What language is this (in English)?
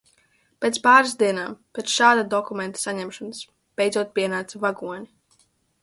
Latvian